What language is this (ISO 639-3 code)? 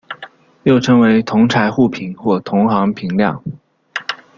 zho